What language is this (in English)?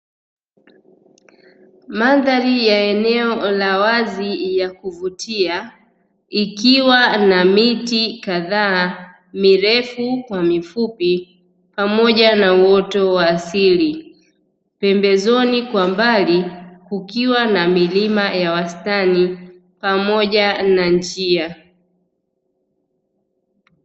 Swahili